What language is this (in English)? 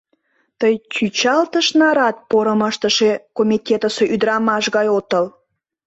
Mari